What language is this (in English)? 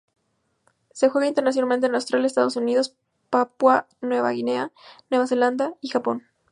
Spanish